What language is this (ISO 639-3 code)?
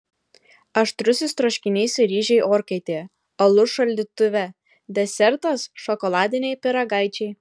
lit